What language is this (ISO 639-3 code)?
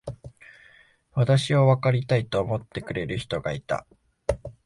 jpn